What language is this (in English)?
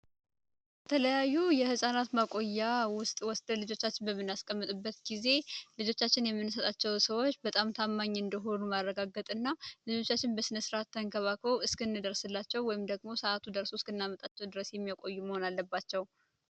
Amharic